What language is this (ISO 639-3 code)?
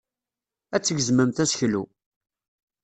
kab